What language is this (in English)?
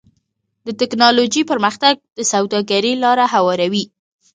Pashto